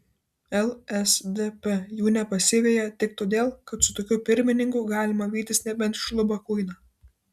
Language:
Lithuanian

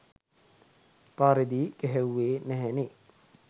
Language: Sinhala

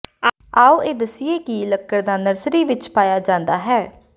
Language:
Punjabi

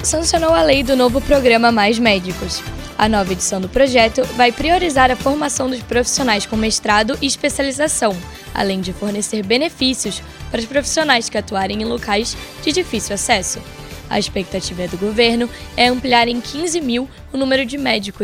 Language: Portuguese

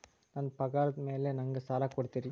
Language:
Kannada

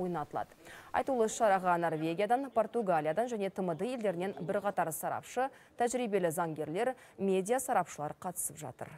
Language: Russian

